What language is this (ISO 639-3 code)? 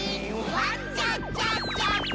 jpn